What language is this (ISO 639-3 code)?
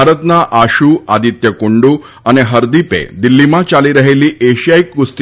guj